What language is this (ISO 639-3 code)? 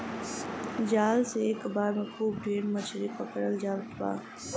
bho